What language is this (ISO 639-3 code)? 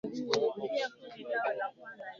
swa